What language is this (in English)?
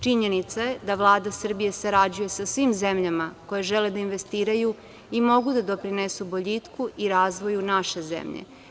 Serbian